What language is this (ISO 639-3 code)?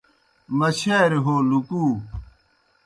plk